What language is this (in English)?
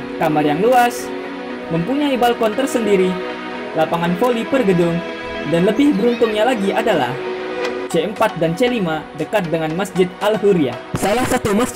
Indonesian